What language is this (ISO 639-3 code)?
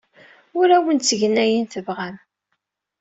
kab